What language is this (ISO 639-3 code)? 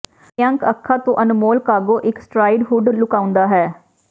pan